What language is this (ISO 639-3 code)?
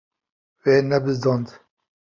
kur